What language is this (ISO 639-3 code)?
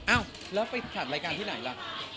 tha